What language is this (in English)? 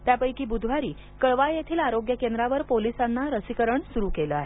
Marathi